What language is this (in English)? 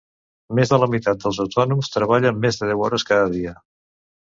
Catalan